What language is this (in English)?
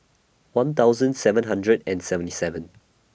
English